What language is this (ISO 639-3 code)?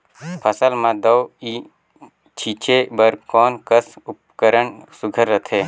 hne